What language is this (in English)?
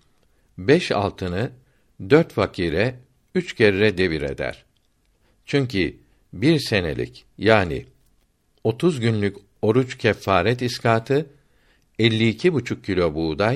Turkish